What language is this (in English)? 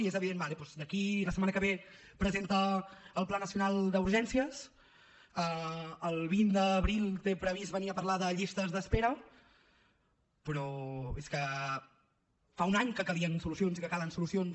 Catalan